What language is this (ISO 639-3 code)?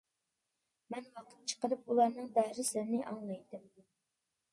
uig